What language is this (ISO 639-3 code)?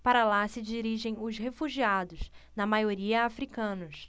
por